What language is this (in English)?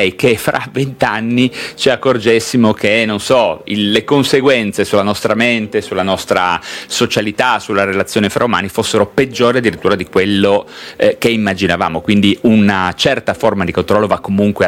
Italian